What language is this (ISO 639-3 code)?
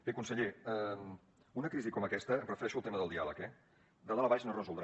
cat